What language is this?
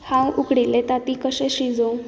Konkani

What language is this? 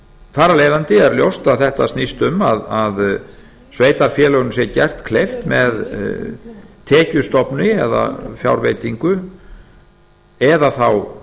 Icelandic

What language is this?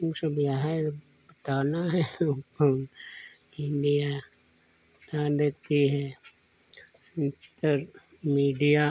Hindi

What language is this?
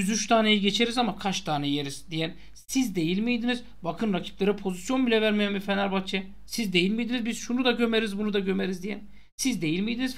Turkish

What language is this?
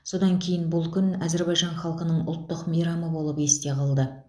Kazakh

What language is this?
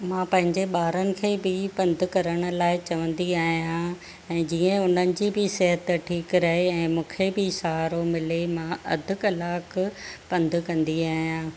Sindhi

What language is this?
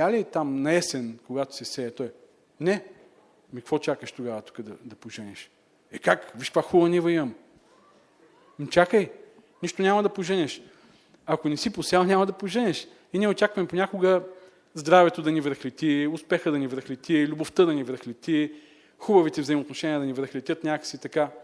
Bulgarian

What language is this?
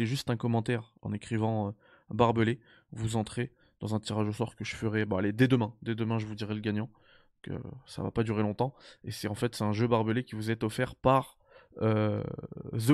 French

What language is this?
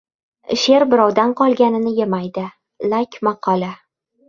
Uzbek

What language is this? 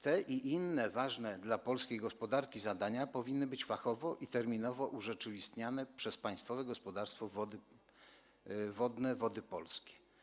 Polish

